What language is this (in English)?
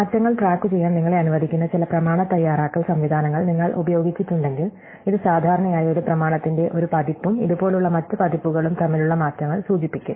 Malayalam